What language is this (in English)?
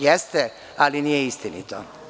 Serbian